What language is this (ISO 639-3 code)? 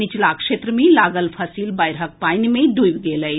mai